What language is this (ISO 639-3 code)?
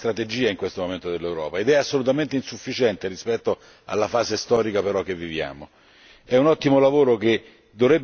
ita